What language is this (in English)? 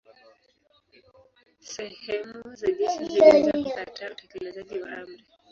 Swahili